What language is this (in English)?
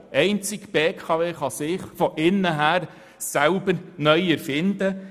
Swiss German